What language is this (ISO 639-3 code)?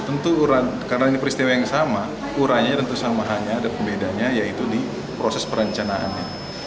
ind